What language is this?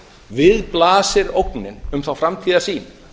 Icelandic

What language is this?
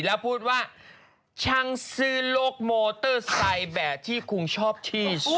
Thai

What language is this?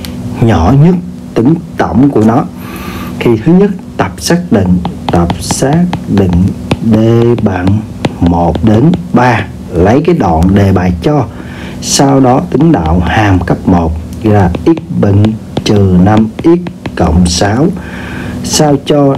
Vietnamese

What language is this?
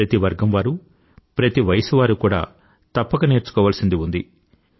Telugu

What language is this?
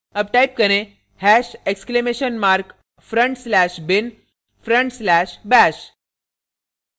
Hindi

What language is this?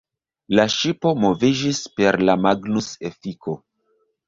Esperanto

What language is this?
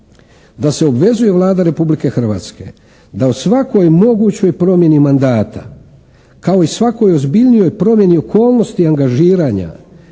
Croatian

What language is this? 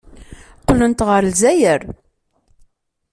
Kabyle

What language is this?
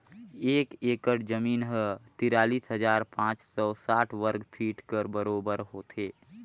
Chhattisgarhi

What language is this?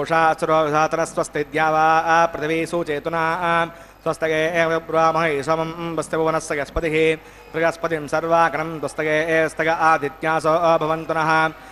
Telugu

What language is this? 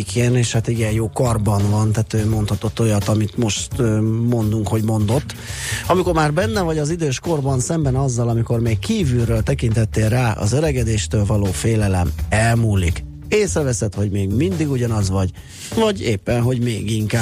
Hungarian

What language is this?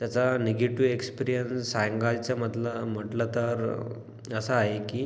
Marathi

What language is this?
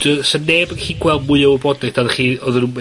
Welsh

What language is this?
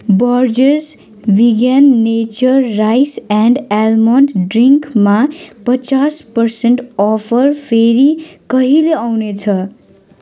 Nepali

